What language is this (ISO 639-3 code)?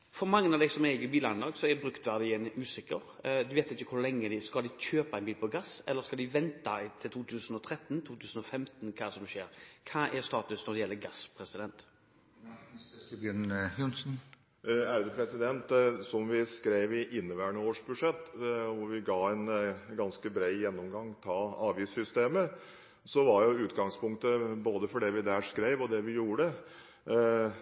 nob